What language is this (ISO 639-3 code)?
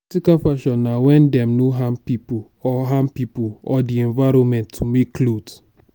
pcm